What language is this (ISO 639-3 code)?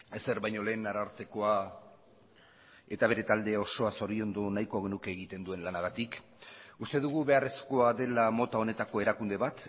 eus